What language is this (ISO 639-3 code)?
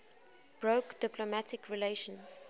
eng